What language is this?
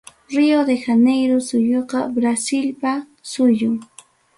Ayacucho Quechua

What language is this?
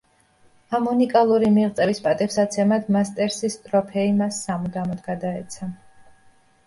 Georgian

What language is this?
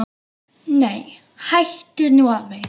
Icelandic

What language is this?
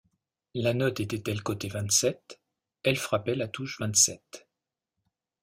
French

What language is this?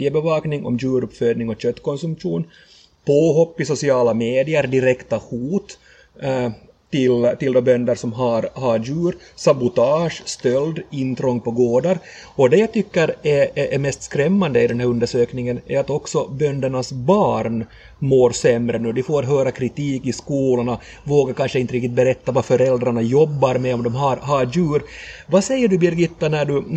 Swedish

